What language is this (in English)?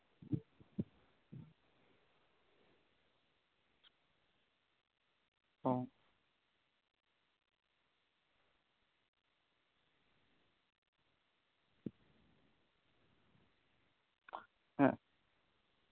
Santali